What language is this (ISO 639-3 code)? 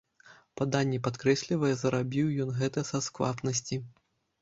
bel